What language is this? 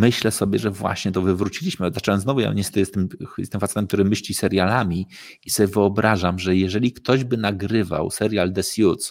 Polish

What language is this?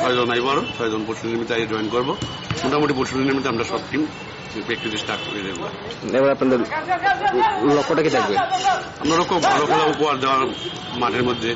Romanian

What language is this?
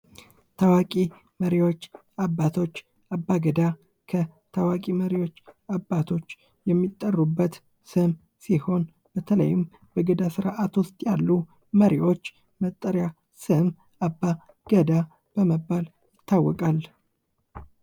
Amharic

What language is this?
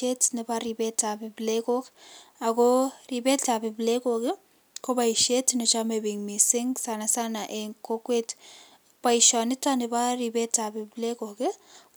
Kalenjin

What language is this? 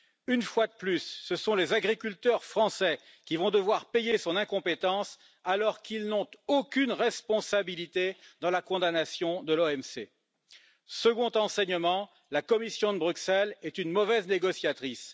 French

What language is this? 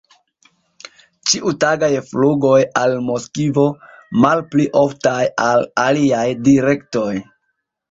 Esperanto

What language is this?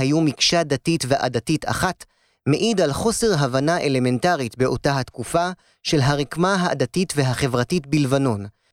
Hebrew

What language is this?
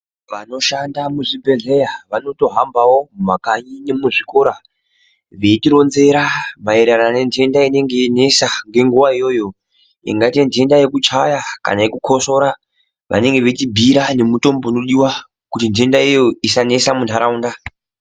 Ndau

